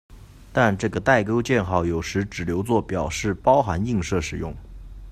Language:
Chinese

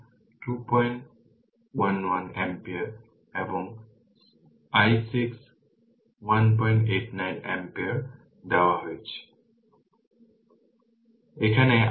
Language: Bangla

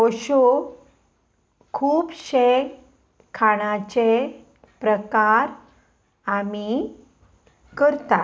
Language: Konkani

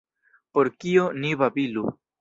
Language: Esperanto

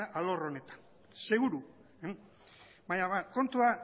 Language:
Basque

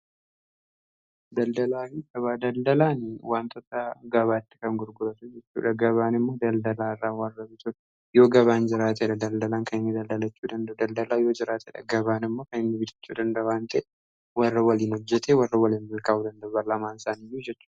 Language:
Oromo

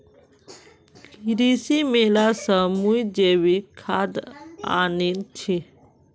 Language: Magahi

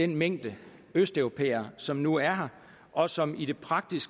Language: Danish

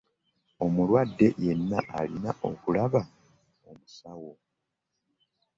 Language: Ganda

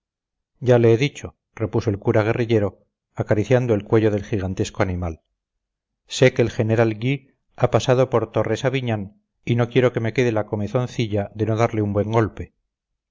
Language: Spanish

